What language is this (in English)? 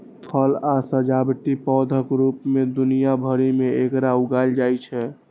Maithili